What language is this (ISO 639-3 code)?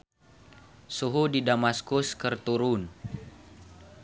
sun